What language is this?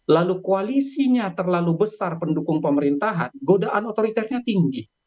Indonesian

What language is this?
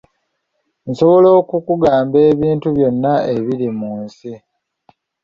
Ganda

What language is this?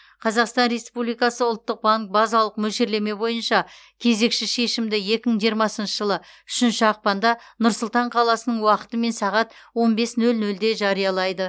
Kazakh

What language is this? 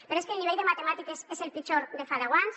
Catalan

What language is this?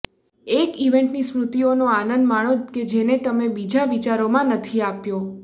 Gujarati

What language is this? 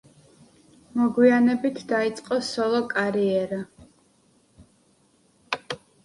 Georgian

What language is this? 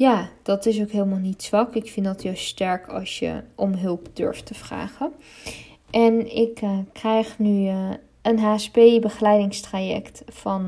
Dutch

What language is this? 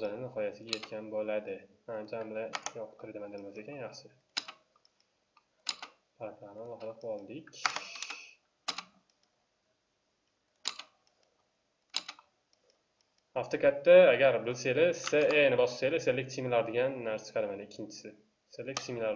Turkish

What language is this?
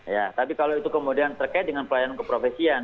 Indonesian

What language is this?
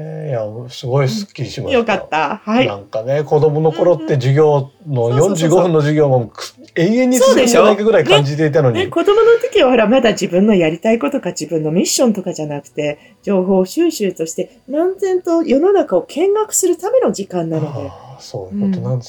Japanese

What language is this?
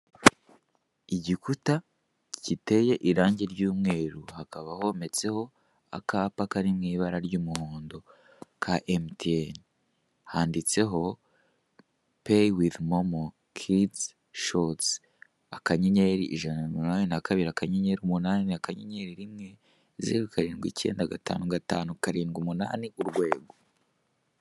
Kinyarwanda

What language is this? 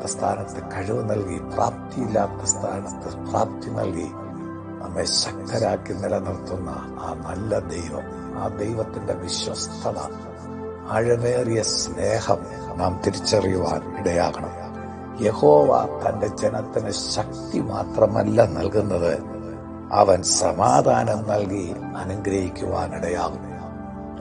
Malayalam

